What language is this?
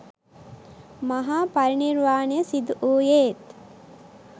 Sinhala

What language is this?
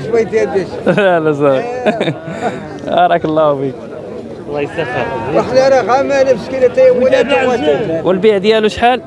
Arabic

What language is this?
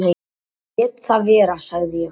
Icelandic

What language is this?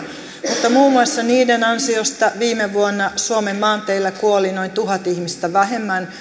Finnish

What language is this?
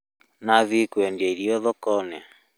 Kikuyu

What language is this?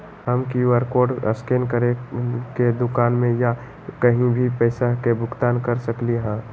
Magahi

